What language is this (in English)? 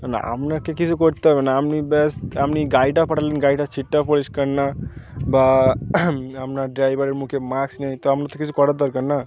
Bangla